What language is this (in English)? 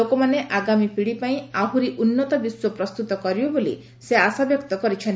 Odia